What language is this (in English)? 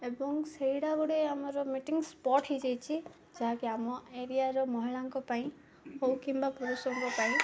Odia